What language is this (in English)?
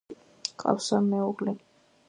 Georgian